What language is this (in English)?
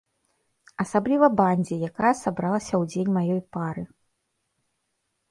Belarusian